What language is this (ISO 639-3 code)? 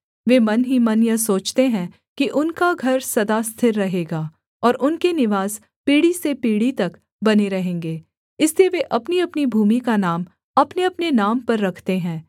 hin